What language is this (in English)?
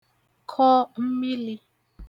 Igbo